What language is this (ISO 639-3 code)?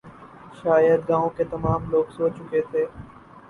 urd